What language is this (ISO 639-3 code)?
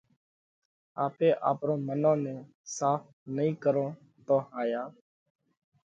kvx